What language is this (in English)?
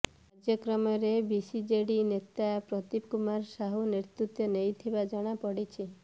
Odia